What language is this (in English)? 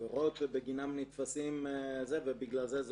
Hebrew